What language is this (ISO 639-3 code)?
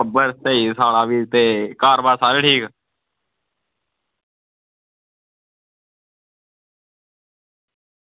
doi